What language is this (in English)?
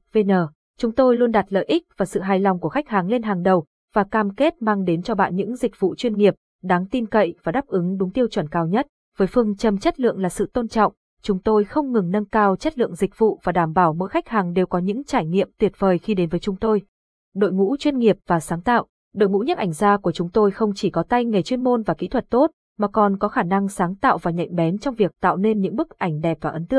Vietnamese